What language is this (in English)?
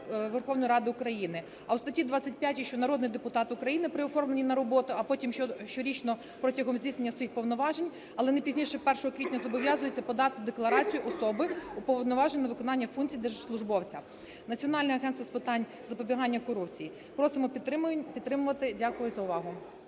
Ukrainian